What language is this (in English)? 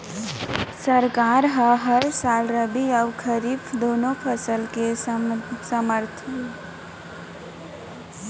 Chhattisgarhi